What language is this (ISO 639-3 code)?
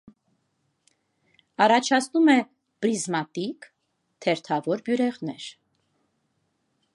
hye